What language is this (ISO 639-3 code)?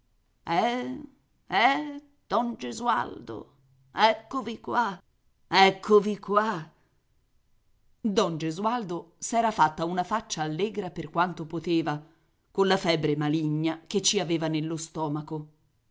ita